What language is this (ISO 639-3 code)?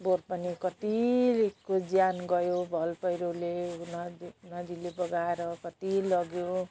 nep